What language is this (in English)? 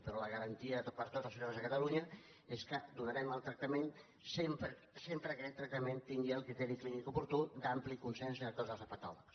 Catalan